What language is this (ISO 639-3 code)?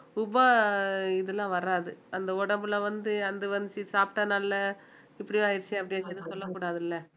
tam